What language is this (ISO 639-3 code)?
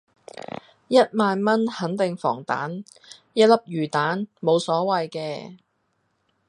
yue